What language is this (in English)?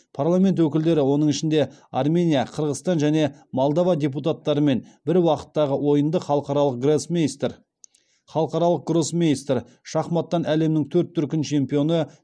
Kazakh